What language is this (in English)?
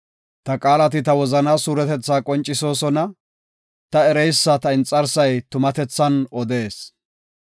Gofa